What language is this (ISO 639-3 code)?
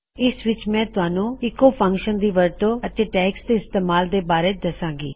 pan